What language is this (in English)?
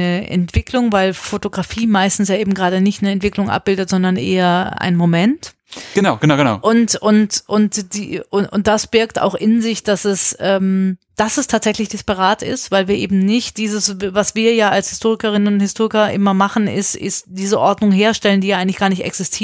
German